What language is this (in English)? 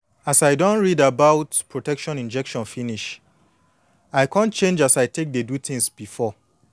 Nigerian Pidgin